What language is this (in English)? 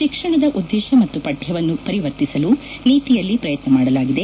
Kannada